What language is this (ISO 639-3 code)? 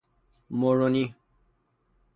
fas